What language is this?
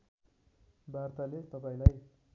Nepali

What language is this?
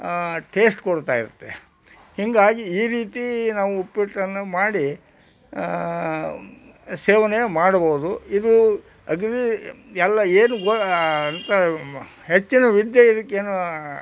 Kannada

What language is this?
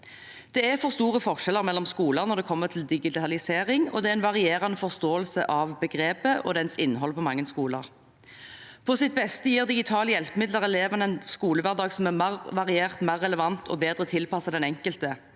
Norwegian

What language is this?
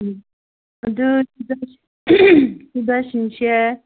Manipuri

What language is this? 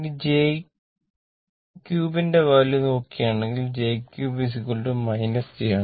Malayalam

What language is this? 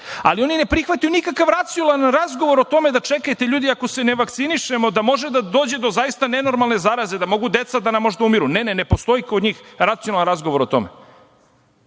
Serbian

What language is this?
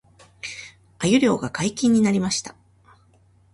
Japanese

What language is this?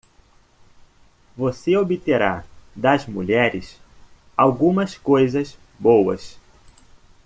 Portuguese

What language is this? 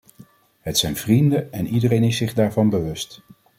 Dutch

